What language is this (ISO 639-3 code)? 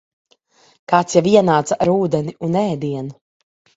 lav